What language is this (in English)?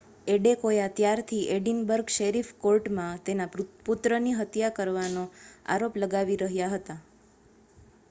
Gujarati